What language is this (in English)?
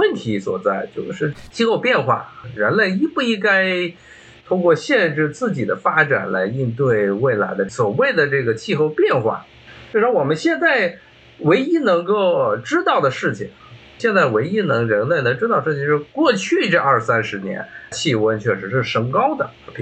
Chinese